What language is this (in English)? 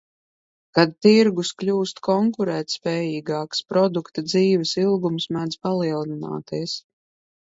Latvian